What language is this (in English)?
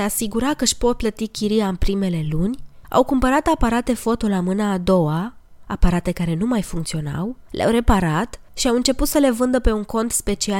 Romanian